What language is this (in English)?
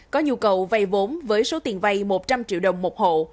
Vietnamese